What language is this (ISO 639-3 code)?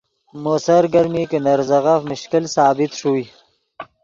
ydg